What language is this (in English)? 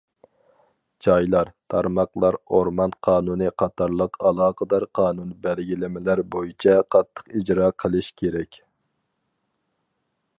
Uyghur